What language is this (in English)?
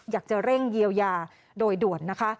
Thai